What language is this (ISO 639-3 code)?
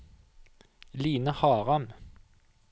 nor